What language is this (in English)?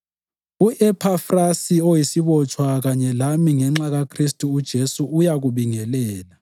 North Ndebele